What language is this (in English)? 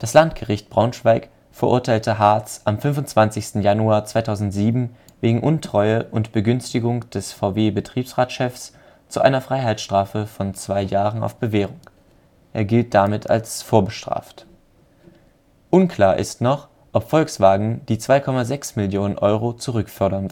German